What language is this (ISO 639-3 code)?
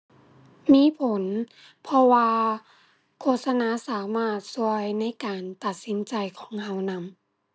tha